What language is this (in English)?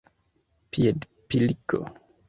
Esperanto